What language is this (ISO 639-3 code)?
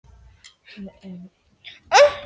isl